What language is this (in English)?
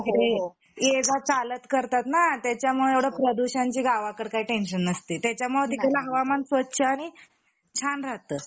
Marathi